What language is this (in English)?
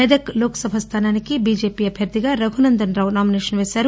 Telugu